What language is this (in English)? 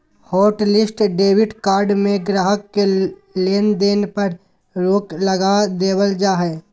Magahi